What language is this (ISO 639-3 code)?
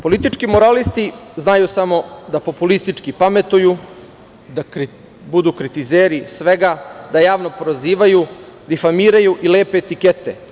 srp